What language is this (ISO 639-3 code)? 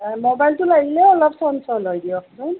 asm